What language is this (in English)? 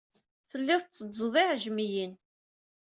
Kabyle